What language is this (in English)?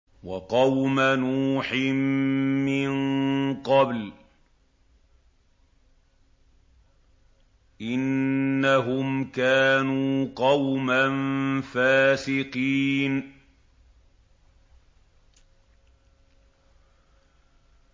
Arabic